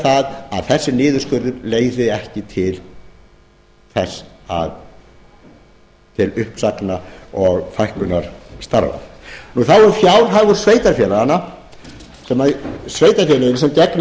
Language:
Icelandic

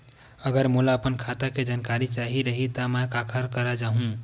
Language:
Chhattisgarhi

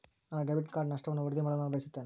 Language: Kannada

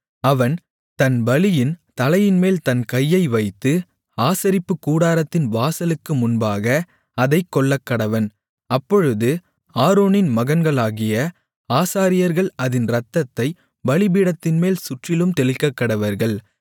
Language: Tamil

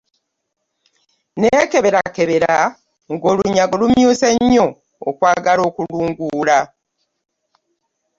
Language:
Ganda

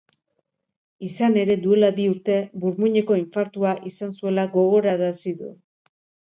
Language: Basque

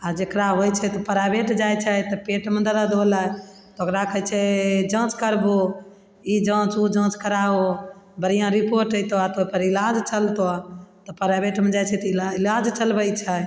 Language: Maithili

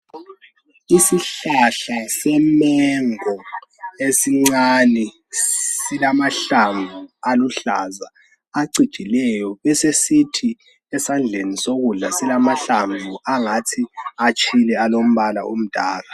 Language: North Ndebele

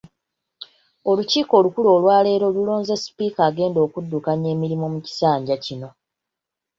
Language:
Ganda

